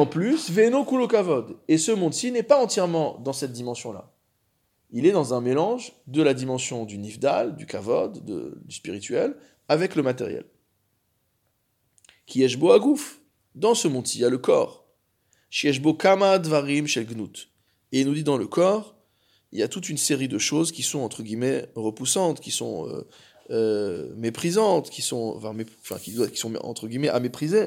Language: French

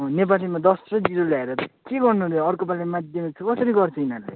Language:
Nepali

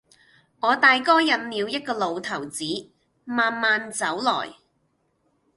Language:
Cantonese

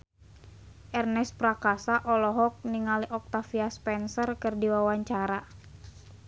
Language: Sundanese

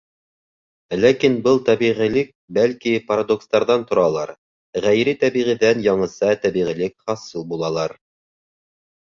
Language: Bashkir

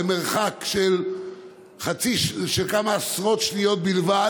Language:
Hebrew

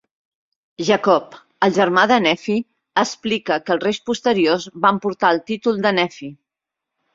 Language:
Catalan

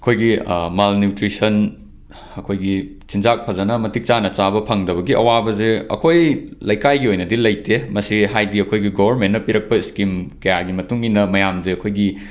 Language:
Manipuri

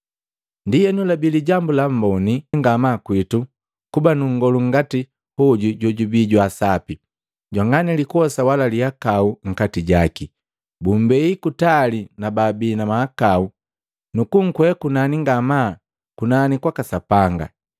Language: Matengo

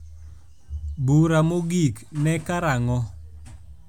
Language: Luo (Kenya and Tanzania)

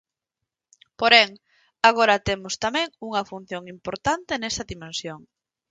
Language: Galician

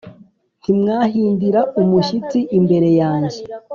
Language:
Kinyarwanda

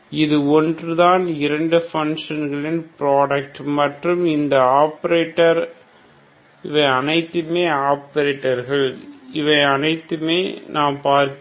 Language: Tamil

